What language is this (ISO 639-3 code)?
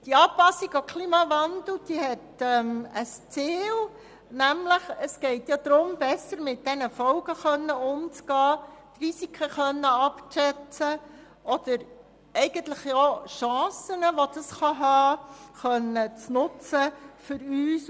gsw